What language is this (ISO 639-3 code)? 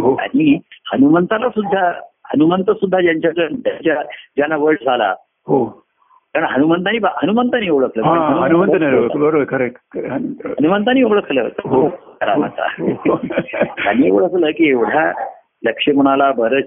mar